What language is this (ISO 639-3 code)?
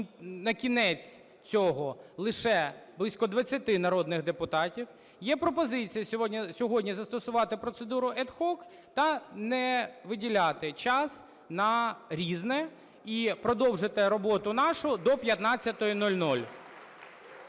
ukr